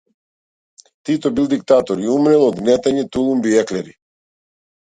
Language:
Macedonian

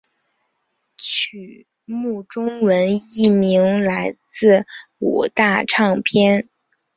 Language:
Chinese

